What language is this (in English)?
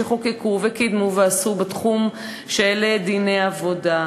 Hebrew